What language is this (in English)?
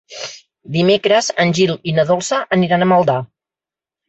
Catalan